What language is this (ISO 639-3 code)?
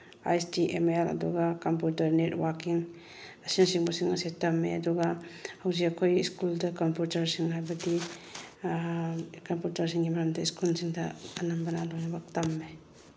mni